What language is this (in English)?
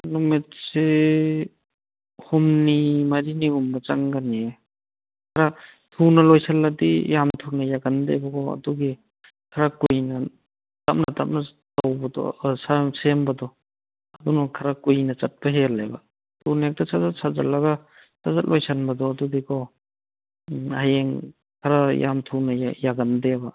Manipuri